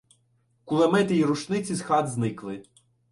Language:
Ukrainian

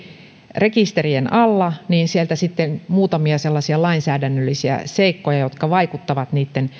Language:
Finnish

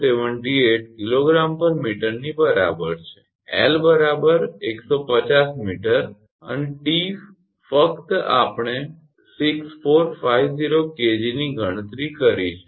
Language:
Gujarati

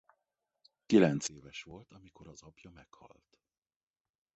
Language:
Hungarian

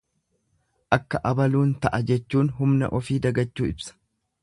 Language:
Oromo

